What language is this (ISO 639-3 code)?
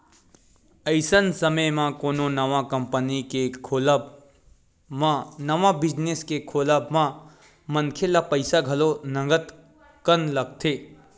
hne